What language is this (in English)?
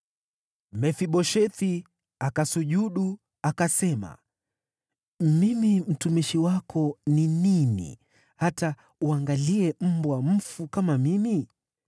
Swahili